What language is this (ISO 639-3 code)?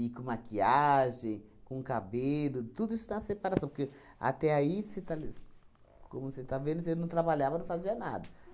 por